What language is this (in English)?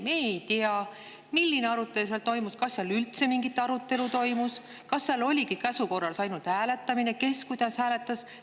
Estonian